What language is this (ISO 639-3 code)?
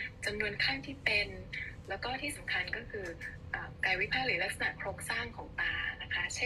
tha